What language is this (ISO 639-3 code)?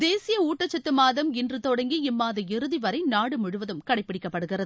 tam